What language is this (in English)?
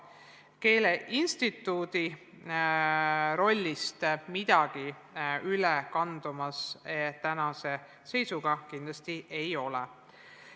Estonian